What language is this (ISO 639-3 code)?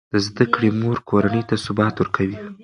pus